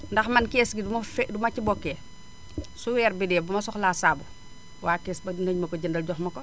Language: Wolof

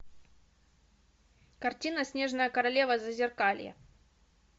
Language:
Russian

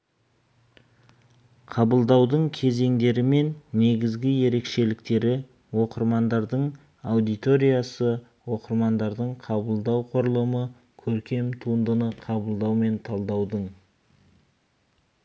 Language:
Kazakh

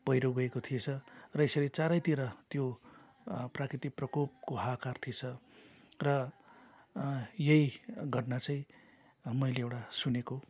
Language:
Nepali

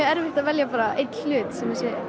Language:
Icelandic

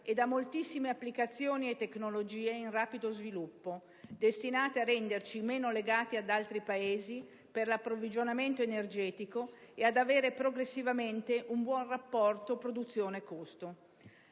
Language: Italian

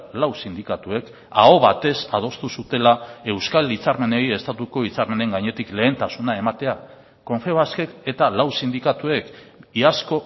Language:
Basque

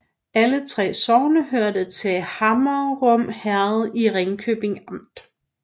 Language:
Danish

